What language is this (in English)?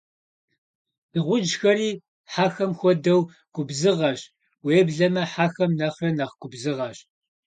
Kabardian